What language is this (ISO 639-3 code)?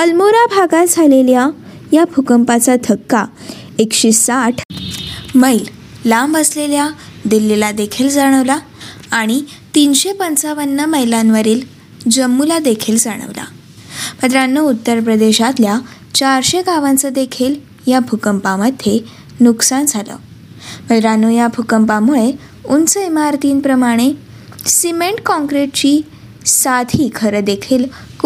mar